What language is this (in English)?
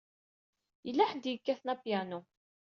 Kabyle